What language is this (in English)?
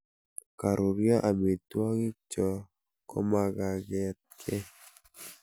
Kalenjin